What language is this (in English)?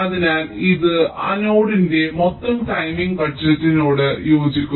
Malayalam